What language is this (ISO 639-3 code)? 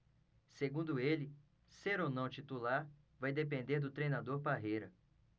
por